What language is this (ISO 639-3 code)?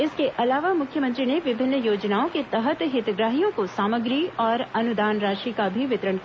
hin